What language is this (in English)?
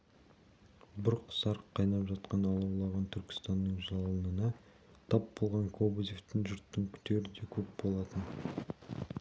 Kazakh